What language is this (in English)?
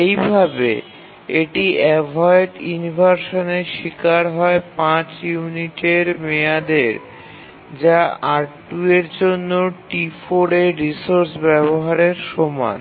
Bangla